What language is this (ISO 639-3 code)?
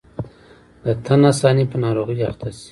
pus